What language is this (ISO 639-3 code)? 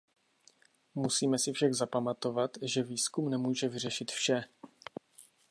ces